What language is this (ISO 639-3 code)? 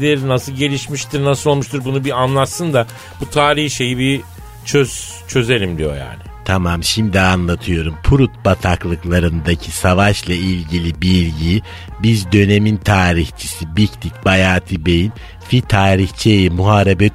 tur